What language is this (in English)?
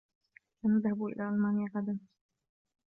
Arabic